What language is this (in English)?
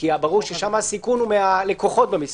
Hebrew